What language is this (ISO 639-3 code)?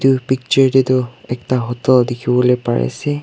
nag